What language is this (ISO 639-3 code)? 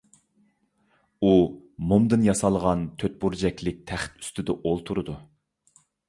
uig